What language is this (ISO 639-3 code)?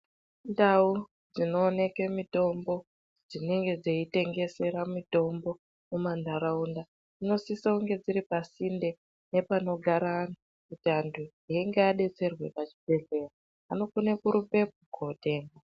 ndc